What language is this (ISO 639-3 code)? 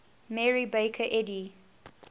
eng